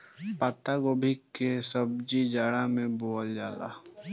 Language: Bhojpuri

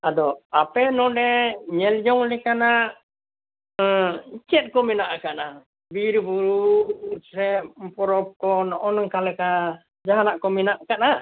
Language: Santali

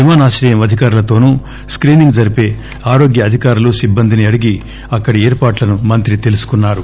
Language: Telugu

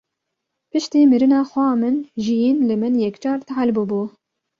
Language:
Kurdish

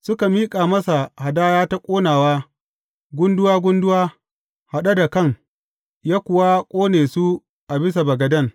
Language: Hausa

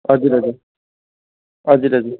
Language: Nepali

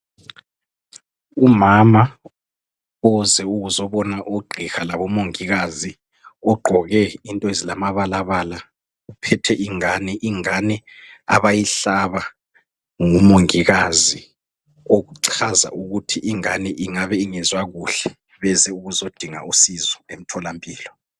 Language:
North Ndebele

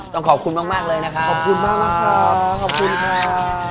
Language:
Thai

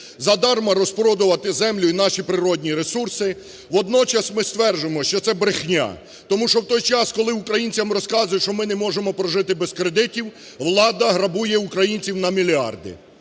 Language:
Ukrainian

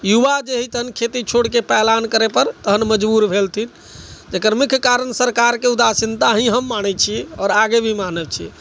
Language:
Maithili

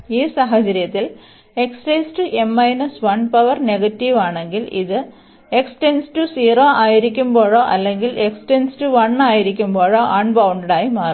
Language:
Malayalam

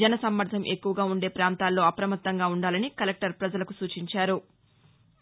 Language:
Telugu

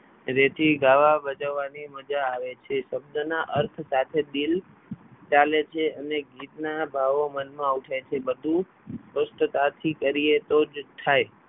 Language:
Gujarati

